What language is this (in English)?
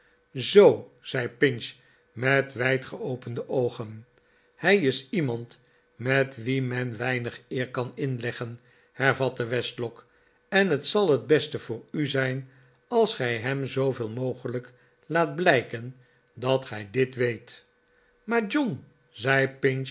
Dutch